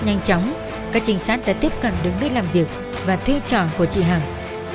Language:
Vietnamese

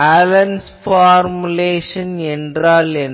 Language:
Tamil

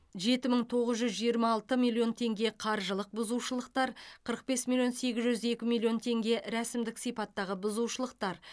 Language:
Kazakh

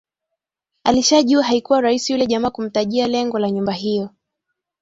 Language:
Swahili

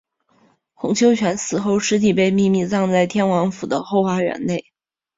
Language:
Chinese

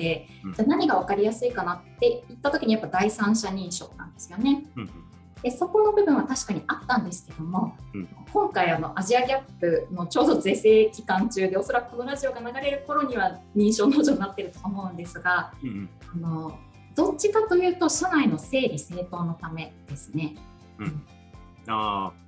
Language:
Japanese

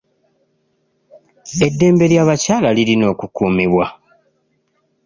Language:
Ganda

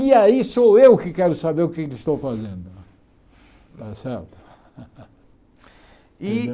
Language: Portuguese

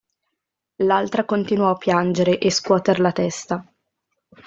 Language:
Italian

